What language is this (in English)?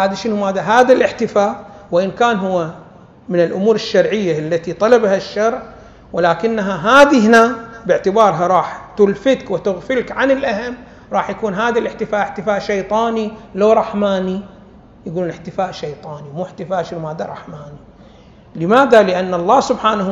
Arabic